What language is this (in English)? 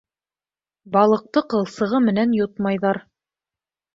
Bashkir